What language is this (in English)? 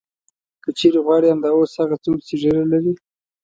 Pashto